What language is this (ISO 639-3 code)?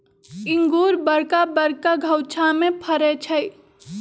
mag